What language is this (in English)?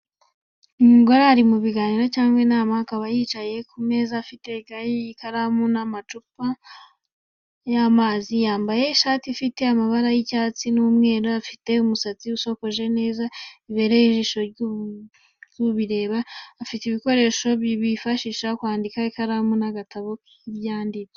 Kinyarwanda